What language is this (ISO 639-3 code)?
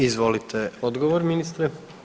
hrv